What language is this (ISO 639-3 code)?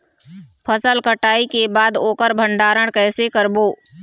hne